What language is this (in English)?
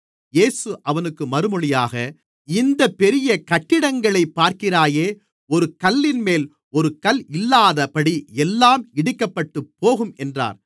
Tamil